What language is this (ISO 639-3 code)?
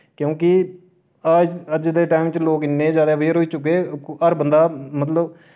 doi